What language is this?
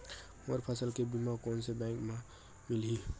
Chhattisgarhi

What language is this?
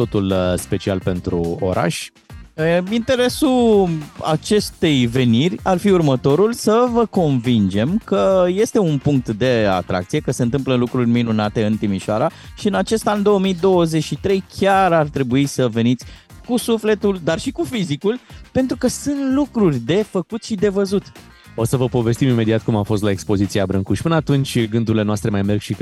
Romanian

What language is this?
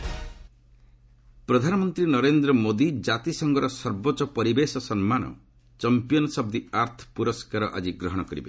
Odia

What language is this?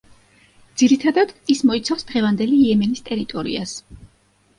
Georgian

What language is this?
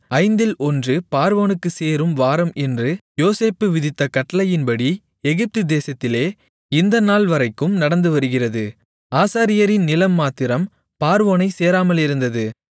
Tamil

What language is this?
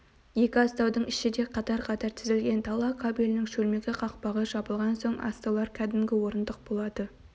Kazakh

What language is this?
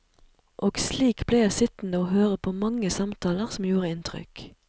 Norwegian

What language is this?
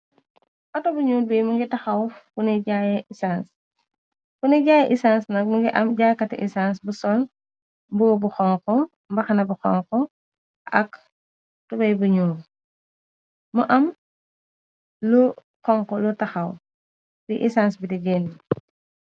Wolof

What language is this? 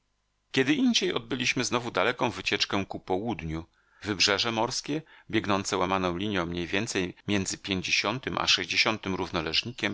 Polish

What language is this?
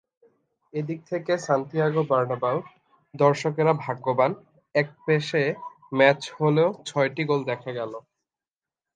Bangla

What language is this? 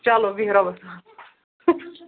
Kashmiri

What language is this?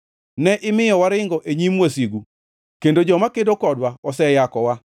Luo (Kenya and Tanzania)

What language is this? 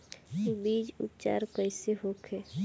Bhojpuri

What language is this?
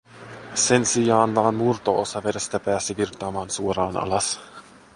Finnish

